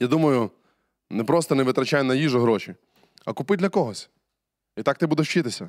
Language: Ukrainian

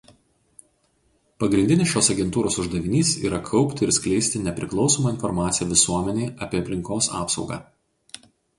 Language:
Lithuanian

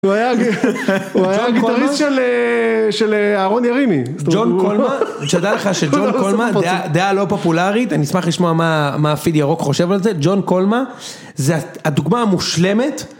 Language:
Hebrew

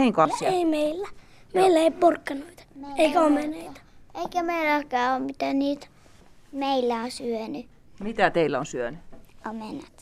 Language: Finnish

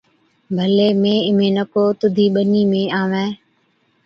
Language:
Od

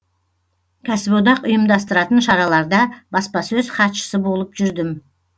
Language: Kazakh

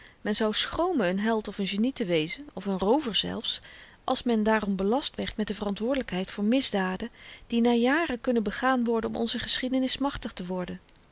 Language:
Dutch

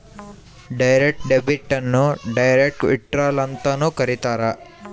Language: Kannada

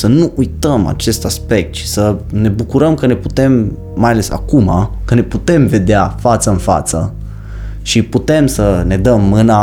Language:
Romanian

